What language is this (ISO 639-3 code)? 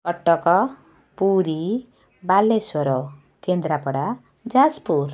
ori